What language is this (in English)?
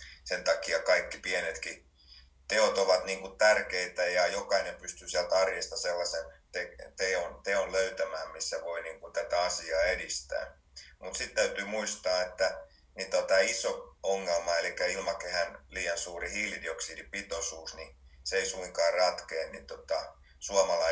Finnish